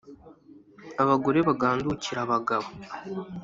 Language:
Kinyarwanda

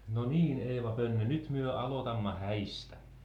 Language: Finnish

